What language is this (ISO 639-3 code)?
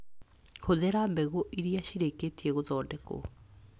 kik